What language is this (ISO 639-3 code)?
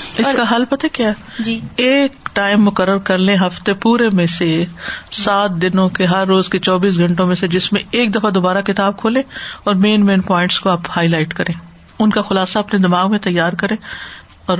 urd